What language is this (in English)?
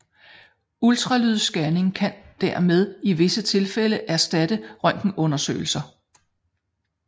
Danish